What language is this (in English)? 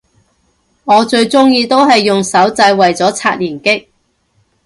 Cantonese